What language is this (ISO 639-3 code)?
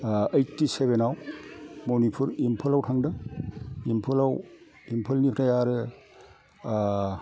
brx